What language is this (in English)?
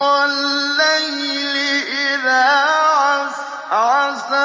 Arabic